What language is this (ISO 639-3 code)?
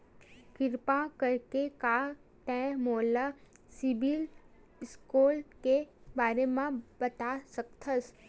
hne